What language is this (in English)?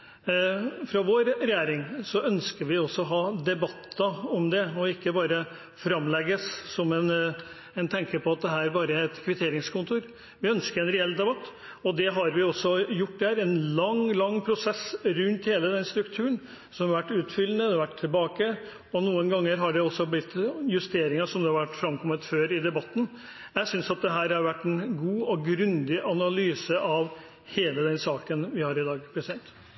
Norwegian Bokmål